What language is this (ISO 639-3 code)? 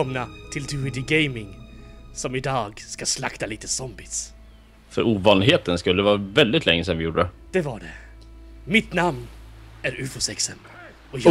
swe